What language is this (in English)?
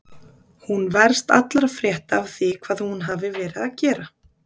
Icelandic